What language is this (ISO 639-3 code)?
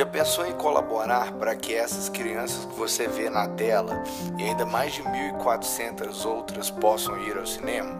por